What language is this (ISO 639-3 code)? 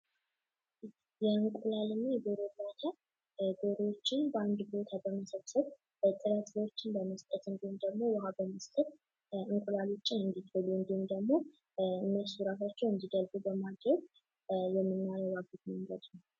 amh